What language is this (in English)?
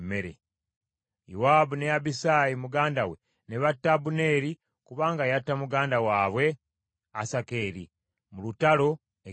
Ganda